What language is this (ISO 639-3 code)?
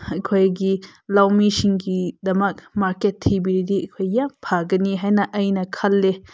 mni